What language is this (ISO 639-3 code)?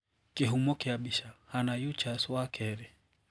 kik